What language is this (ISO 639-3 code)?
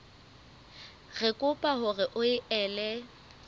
sot